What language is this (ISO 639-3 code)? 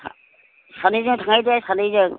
brx